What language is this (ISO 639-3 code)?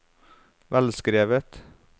nor